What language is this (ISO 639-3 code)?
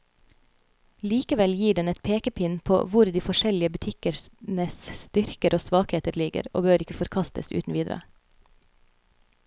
nor